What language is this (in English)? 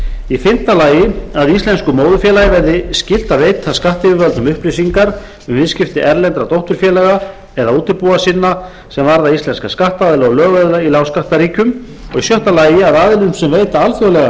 Icelandic